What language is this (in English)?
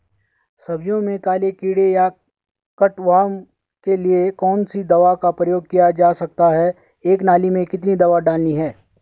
Hindi